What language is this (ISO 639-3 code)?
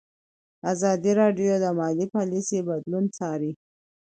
pus